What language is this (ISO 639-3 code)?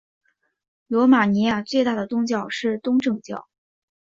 zho